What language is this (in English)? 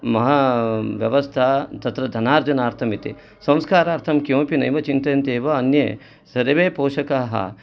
Sanskrit